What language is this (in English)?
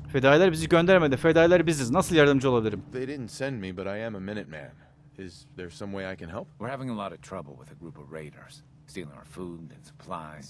Turkish